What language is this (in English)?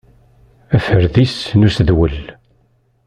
Kabyle